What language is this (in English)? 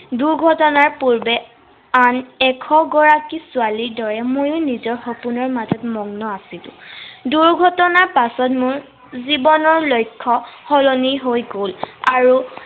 Assamese